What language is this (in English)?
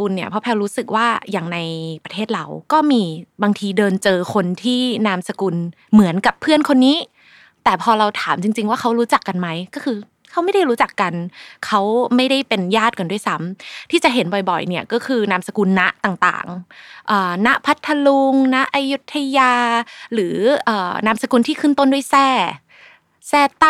Thai